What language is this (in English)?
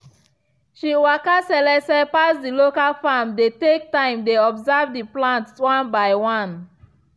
Nigerian Pidgin